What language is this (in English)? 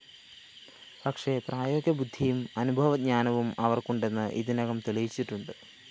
Malayalam